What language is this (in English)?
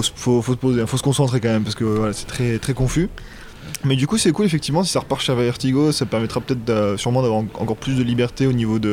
French